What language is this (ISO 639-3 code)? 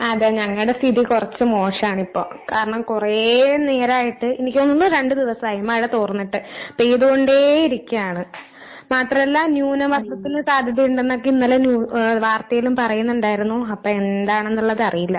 mal